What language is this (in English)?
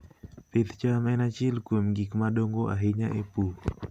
Luo (Kenya and Tanzania)